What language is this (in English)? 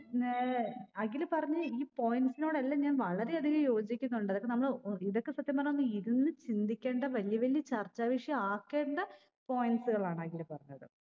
Malayalam